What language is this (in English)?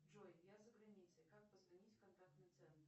Russian